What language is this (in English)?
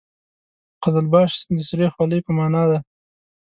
Pashto